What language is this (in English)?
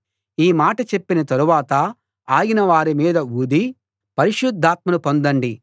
Telugu